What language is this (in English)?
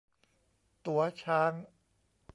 Thai